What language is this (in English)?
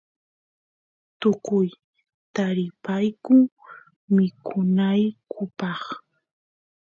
Santiago del Estero Quichua